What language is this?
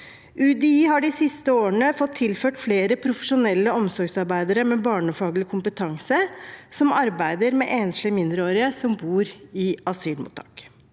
Norwegian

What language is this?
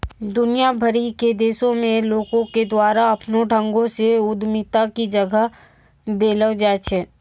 Maithili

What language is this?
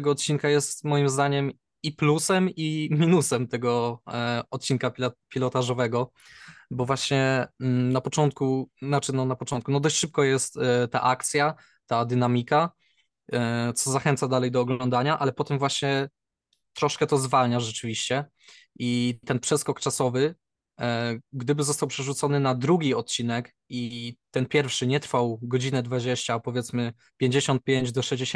Polish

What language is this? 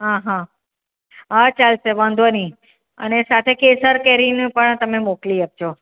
Gujarati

